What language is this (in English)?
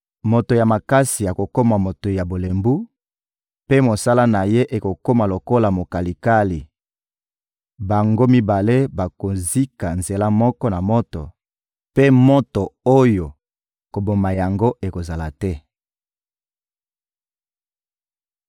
Lingala